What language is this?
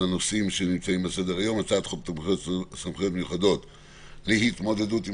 Hebrew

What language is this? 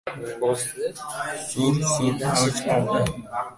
Uzbek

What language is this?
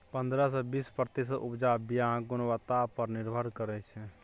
Maithili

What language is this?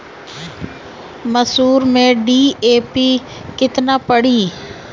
Bhojpuri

